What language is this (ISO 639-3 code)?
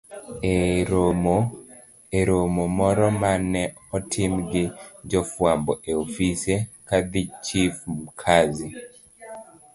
luo